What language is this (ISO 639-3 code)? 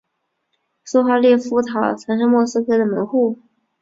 zho